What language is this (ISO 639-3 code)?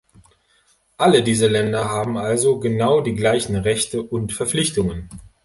deu